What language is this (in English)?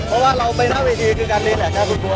Thai